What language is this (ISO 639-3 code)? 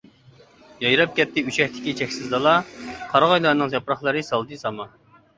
uig